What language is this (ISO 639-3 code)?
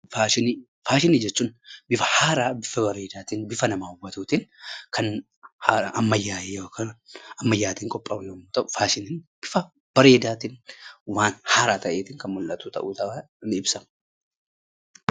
orm